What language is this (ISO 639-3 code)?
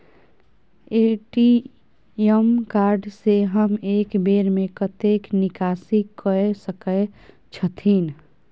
mai